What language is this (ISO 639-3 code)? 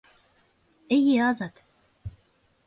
bak